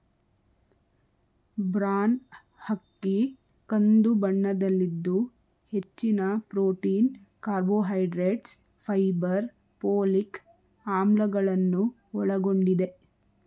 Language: Kannada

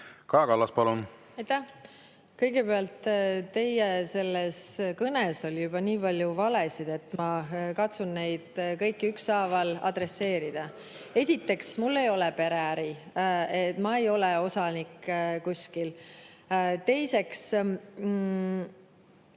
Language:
Estonian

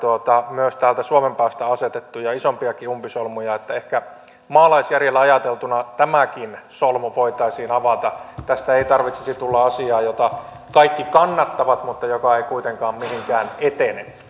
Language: Finnish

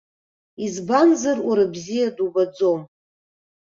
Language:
Abkhazian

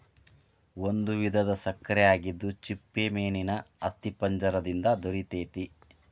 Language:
Kannada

